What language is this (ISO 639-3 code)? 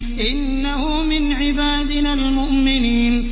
ara